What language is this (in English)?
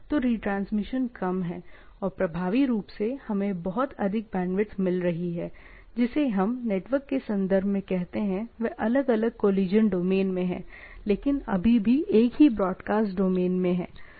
Hindi